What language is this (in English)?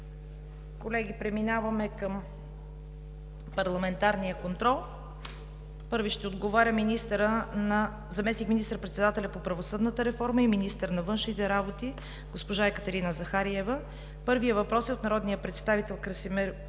Bulgarian